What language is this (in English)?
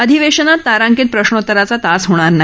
Marathi